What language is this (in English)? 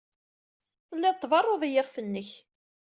Kabyle